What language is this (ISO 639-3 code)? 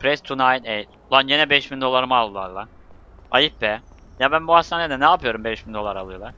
tur